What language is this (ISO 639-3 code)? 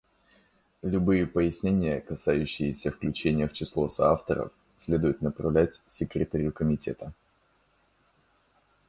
rus